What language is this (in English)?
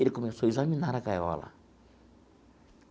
Portuguese